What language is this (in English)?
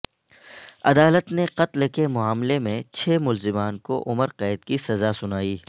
Urdu